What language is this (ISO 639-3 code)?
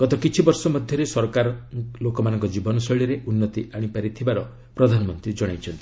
ori